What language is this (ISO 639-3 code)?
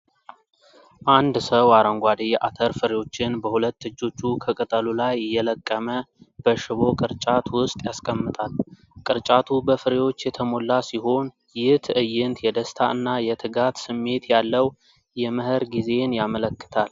amh